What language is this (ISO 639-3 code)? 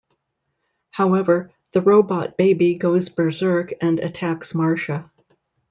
eng